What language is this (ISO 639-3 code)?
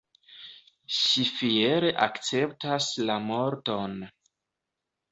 epo